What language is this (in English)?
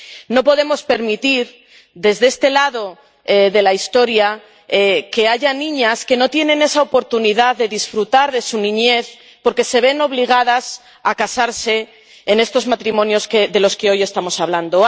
Spanish